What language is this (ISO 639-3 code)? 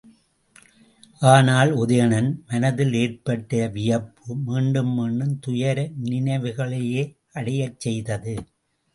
tam